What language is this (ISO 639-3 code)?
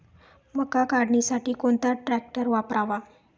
mar